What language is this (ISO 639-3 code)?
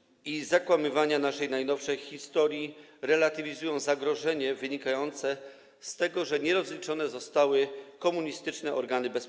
pol